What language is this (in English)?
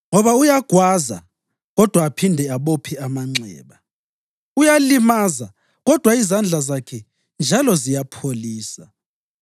North Ndebele